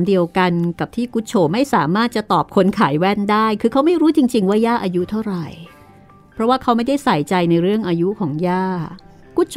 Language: Thai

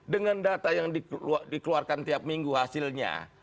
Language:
Indonesian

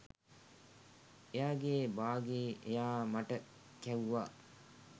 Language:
Sinhala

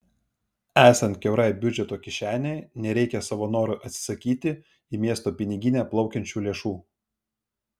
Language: Lithuanian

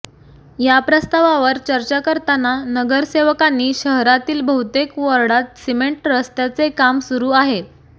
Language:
Marathi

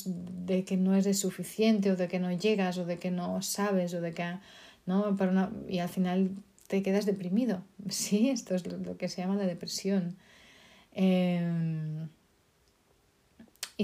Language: Spanish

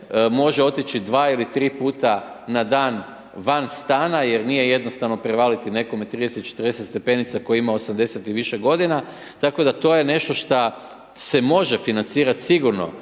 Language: Croatian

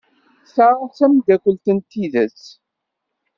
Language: Kabyle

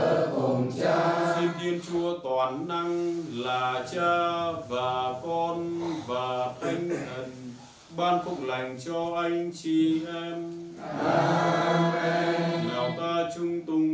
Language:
Vietnamese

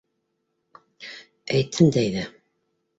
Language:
Bashkir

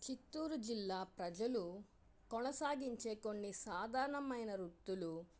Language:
Telugu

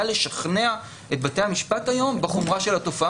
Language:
Hebrew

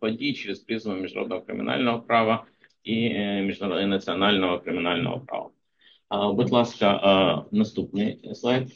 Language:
Ukrainian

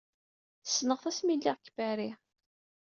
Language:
Kabyle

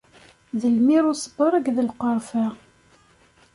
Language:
Kabyle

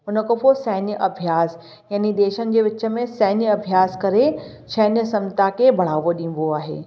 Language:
Sindhi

